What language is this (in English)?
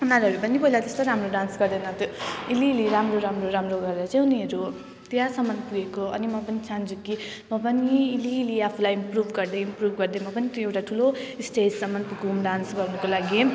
Nepali